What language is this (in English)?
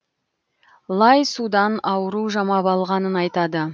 Kazakh